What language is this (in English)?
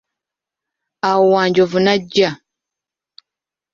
Ganda